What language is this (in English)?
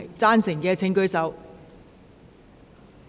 Cantonese